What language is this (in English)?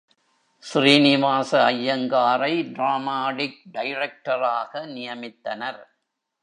Tamil